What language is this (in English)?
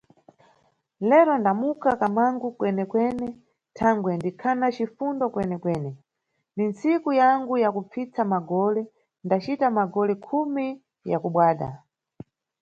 Nyungwe